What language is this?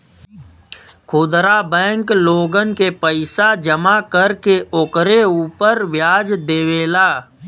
Bhojpuri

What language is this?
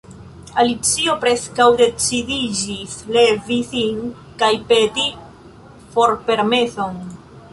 Esperanto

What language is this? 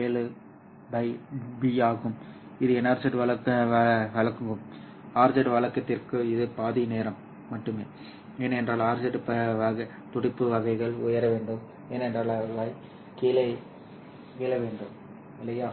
Tamil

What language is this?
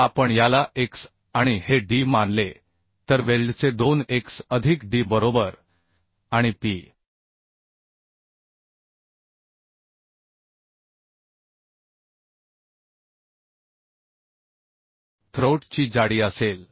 Marathi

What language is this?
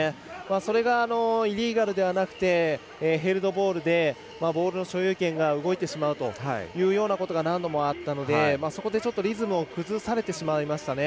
Japanese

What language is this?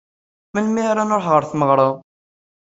Kabyle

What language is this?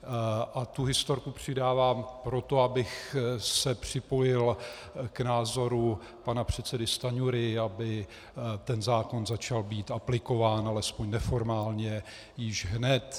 Czech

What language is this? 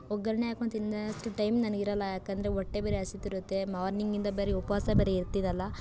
Kannada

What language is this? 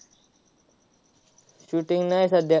Marathi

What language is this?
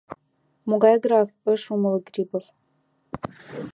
Mari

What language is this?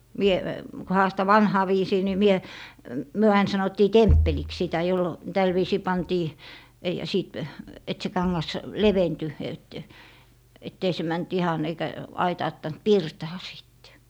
Finnish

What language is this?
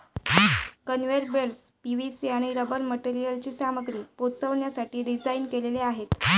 Marathi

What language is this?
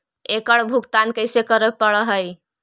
Magahi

